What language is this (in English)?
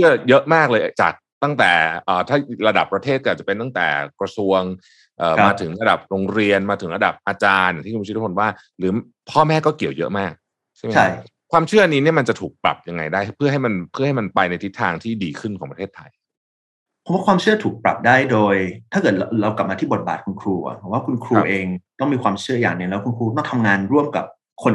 Thai